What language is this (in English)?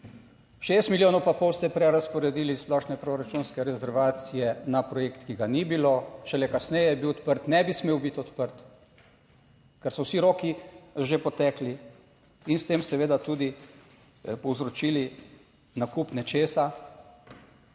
Slovenian